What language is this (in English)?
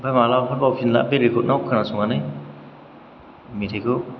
Bodo